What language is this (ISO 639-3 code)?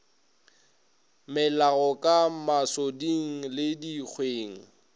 nso